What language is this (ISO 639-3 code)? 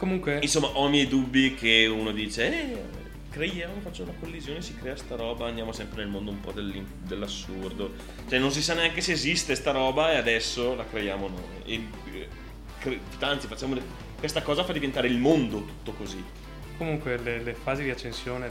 ita